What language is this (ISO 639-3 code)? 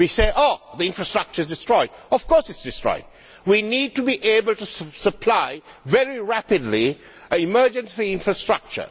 eng